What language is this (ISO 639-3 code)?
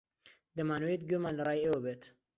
ckb